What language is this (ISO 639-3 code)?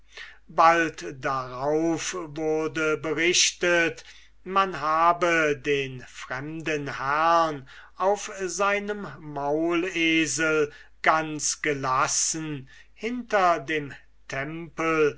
deu